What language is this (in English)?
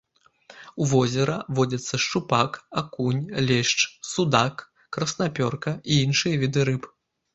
Belarusian